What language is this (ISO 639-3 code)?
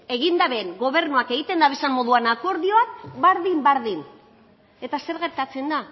eus